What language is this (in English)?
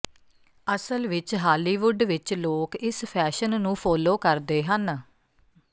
Punjabi